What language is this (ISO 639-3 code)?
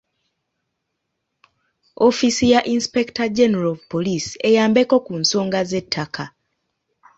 lug